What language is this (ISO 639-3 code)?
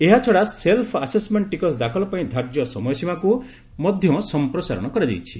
ori